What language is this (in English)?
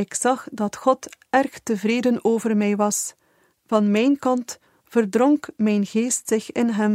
Dutch